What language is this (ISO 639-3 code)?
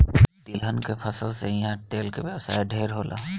bho